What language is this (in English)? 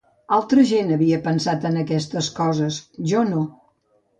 Catalan